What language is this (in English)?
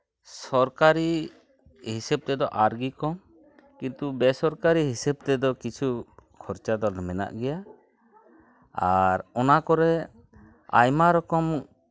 Santali